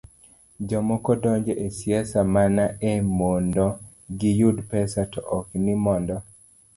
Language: Luo (Kenya and Tanzania)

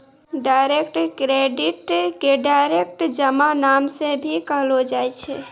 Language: Maithili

